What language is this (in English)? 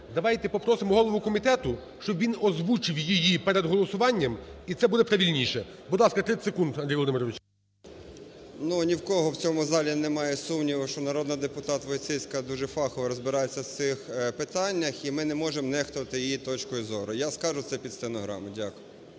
Ukrainian